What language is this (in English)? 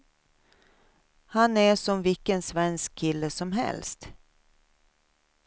Swedish